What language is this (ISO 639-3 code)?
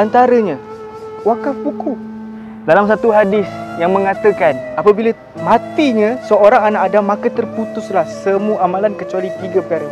msa